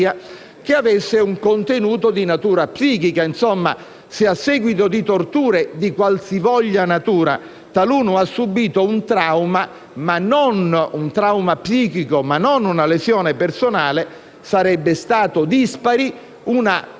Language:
Italian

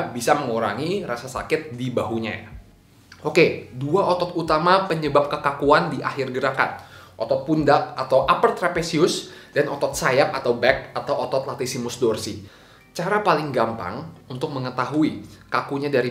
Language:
Indonesian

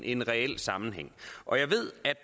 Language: Danish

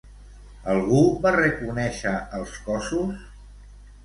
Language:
Catalan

